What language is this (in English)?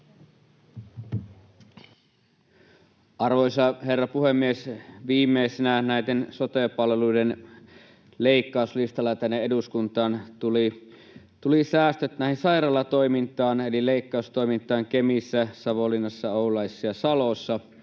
Finnish